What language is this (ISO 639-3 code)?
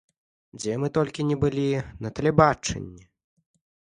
bel